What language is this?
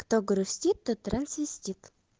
Russian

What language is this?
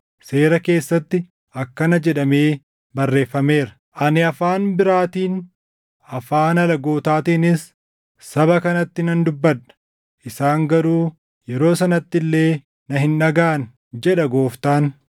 Oromo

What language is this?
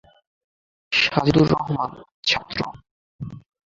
Bangla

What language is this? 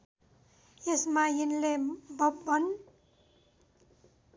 Nepali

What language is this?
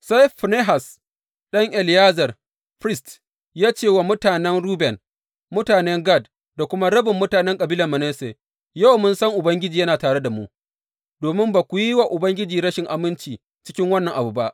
Hausa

